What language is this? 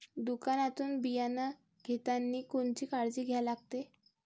Marathi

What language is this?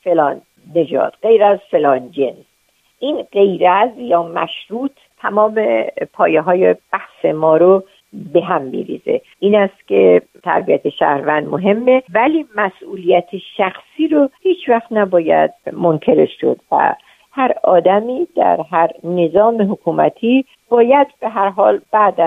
Persian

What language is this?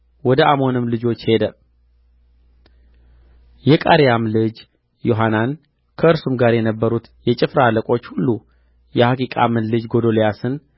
Amharic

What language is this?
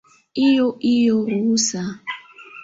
Swahili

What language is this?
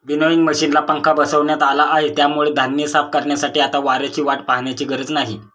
Marathi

